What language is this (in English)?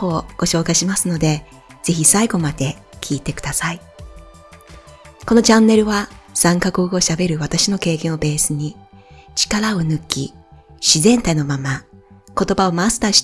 Japanese